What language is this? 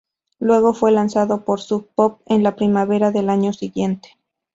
Spanish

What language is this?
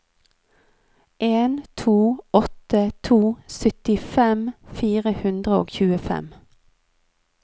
Norwegian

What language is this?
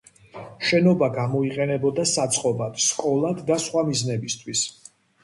Georgian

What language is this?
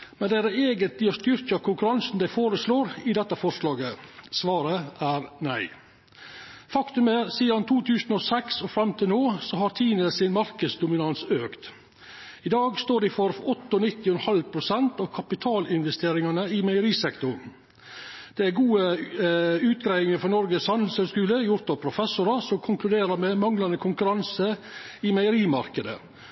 Norwegian Nynorsk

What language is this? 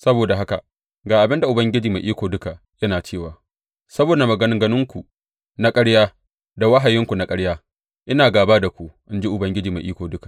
Hausa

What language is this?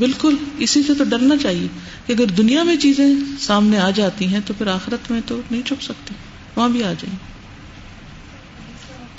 Urdu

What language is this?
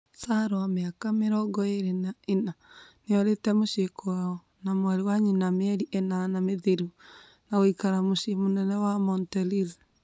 Kikuyu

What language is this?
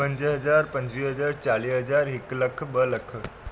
Sindhi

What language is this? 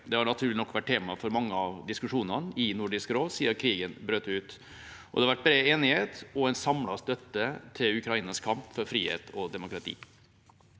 Norwegian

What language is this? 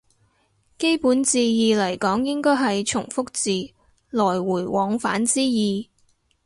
Cantonese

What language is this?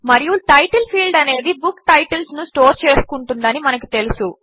Telugu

